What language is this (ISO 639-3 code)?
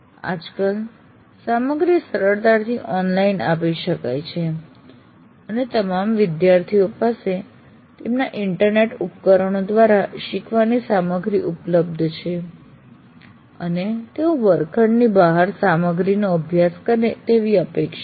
guj